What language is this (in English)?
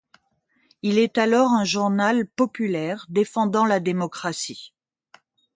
French